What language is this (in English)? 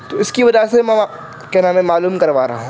Urdu